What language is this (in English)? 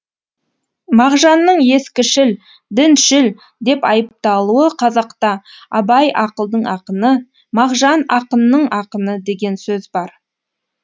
Kazakh